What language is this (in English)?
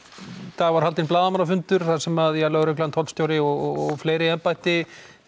Icelandic